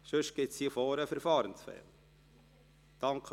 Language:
Swiss German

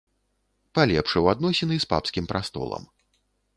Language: Belarusian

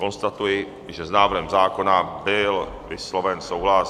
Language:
Czech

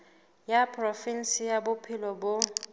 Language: Southern Sotho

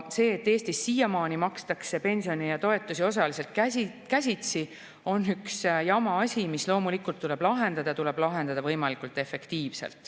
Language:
Estonian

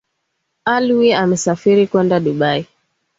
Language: Swahili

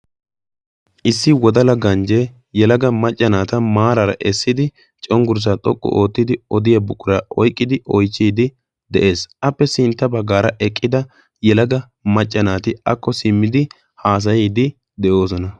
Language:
Wolaytta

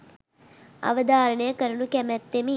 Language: Sinhala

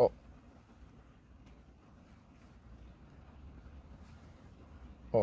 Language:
Korean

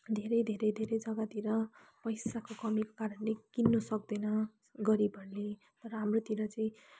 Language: Nepali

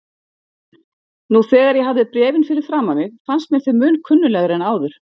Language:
Icelandic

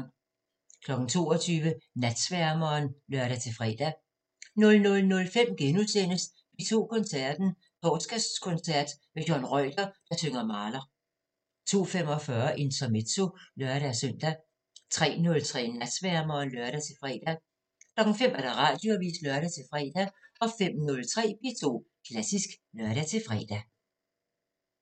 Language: Danish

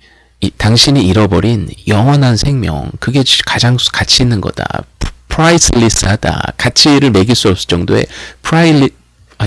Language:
Korean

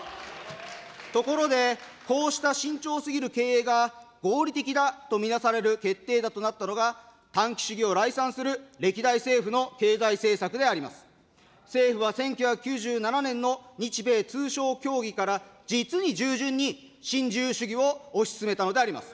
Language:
Japanese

